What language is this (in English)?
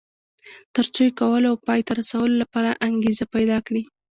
Pashto